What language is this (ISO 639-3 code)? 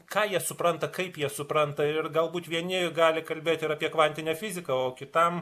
lit